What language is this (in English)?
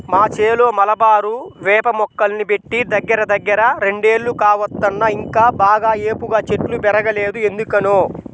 Telugu